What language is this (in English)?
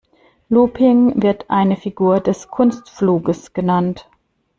German